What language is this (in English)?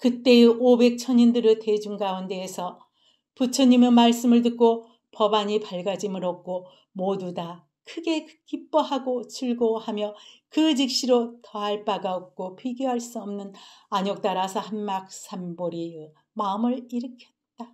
Korean